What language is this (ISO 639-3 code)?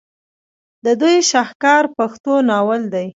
pus